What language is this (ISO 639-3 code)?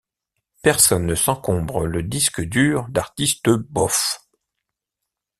fra